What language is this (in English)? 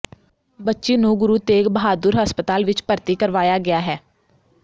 Punjabi